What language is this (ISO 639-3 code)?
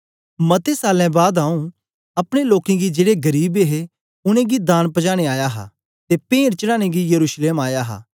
doi